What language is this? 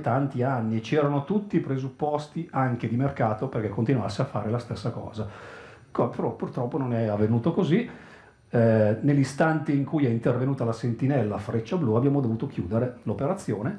Italian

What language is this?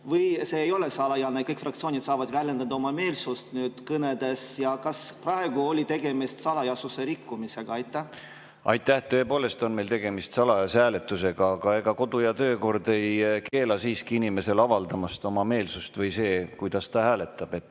Estonian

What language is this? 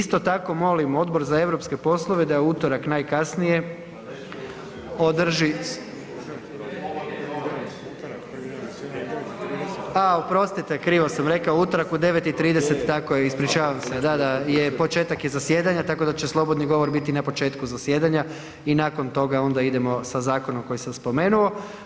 Croatian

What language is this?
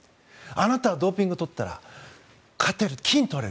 Japanese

